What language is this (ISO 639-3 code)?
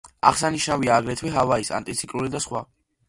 kat